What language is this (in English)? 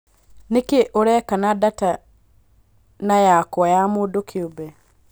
Kikuyu